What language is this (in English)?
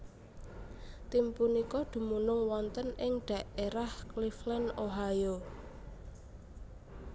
Javanese